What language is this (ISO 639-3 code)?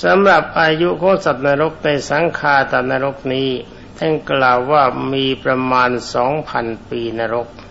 tha